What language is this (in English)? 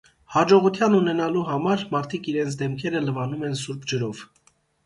Armenian